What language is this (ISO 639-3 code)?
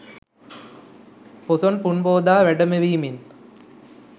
sin